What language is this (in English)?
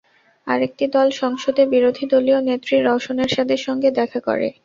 Bangla